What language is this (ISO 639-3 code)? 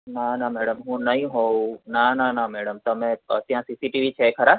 guj